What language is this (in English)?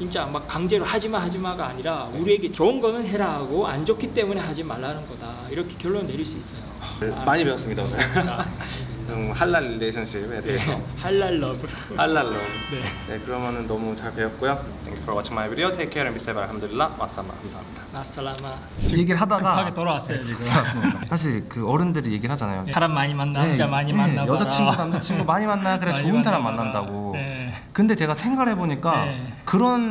Korean